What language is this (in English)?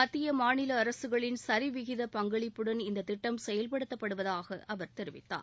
Tamil